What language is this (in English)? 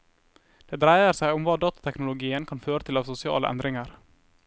Norwegian